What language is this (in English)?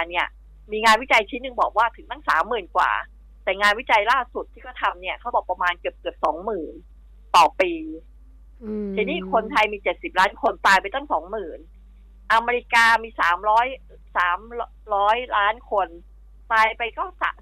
Thai